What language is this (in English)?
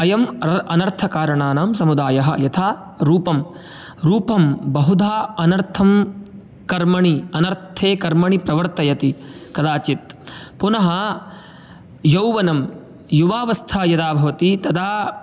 Sanskrit